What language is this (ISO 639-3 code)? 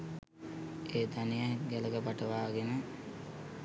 sin